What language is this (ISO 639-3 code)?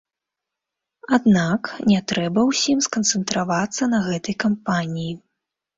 bel